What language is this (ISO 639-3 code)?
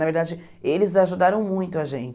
por